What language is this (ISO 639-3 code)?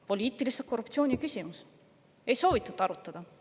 est